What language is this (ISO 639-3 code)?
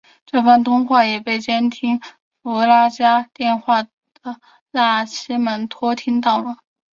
zho